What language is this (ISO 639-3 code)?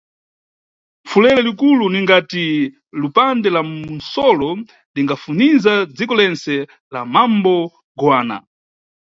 nyu